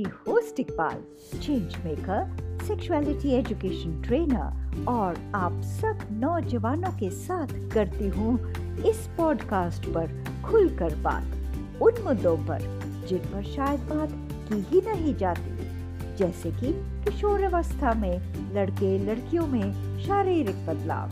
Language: Hindi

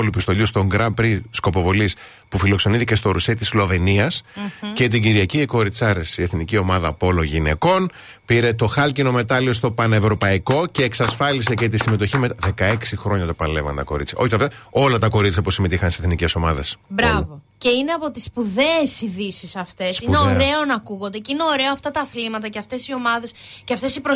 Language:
Greek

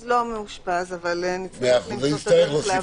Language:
Hebrew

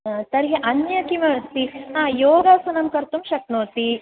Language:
Sanskrit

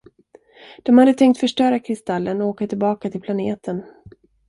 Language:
Swedish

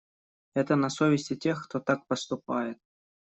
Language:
Russian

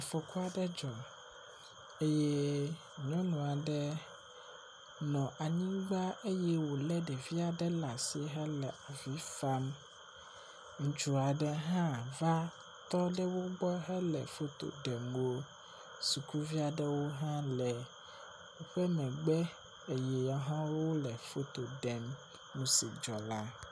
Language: Ewe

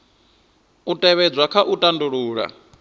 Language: Venda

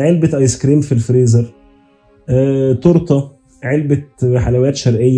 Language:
Arabic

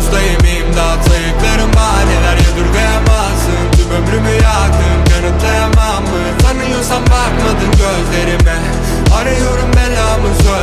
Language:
Turkish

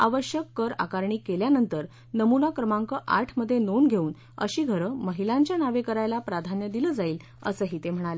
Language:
Marathi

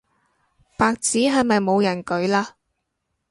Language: Cantonese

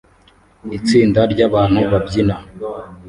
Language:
Kinyarwanda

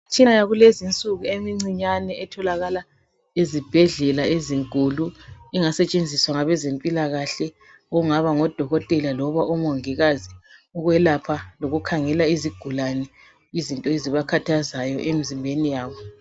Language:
North Ndebele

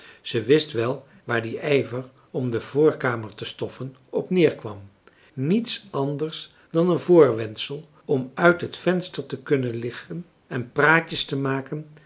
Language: Dutch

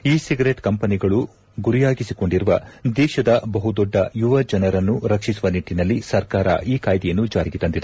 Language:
Kannada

